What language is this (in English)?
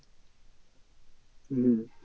Bangla